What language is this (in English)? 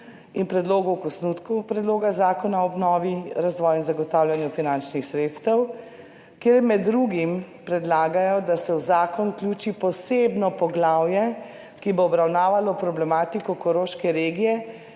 Slovenian